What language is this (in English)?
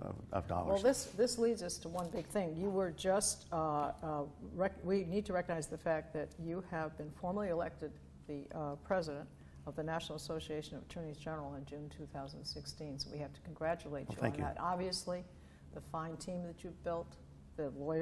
English